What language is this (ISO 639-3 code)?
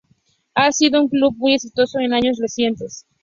spa